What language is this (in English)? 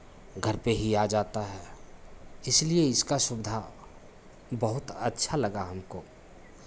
Hindi